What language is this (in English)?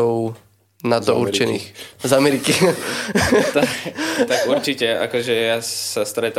Slovak